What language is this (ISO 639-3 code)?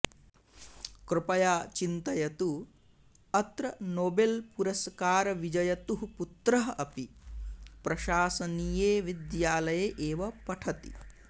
san